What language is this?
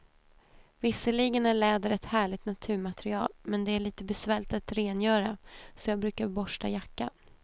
Swedish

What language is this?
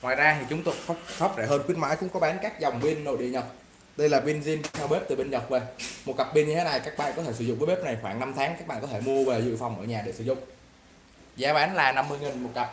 Vietnamese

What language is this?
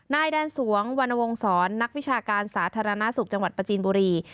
Thai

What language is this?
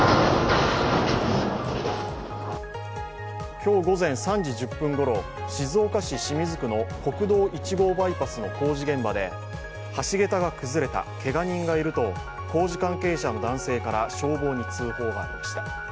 Japanese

